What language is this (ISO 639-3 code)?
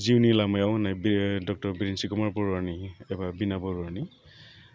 brx